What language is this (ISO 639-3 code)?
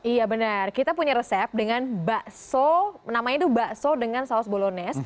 ind